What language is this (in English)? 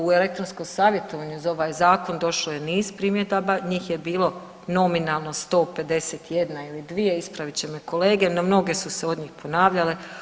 Croatian